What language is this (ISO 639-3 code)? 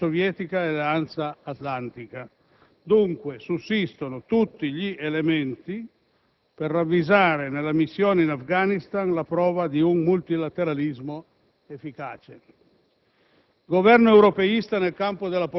ita